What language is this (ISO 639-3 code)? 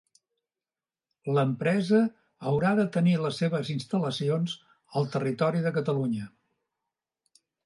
cat